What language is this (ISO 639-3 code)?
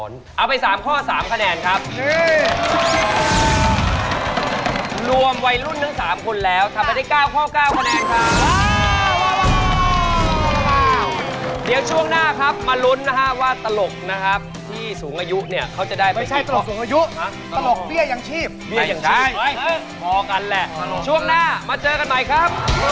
tha